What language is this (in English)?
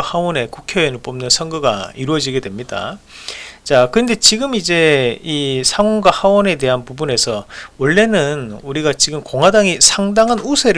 Korean